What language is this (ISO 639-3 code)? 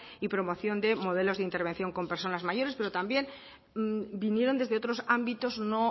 spa